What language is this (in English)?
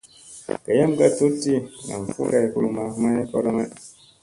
Musey